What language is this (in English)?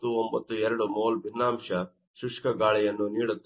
Kannada